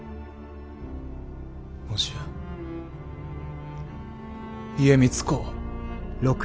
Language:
Japanese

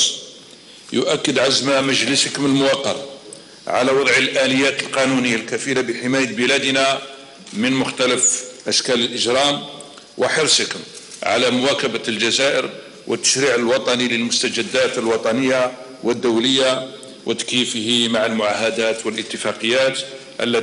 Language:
Arabic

